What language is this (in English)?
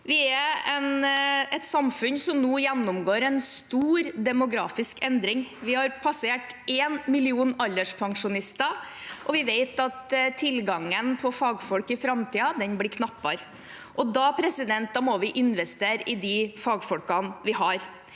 Norwegian